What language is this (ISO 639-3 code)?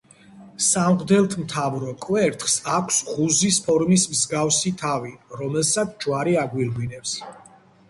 kat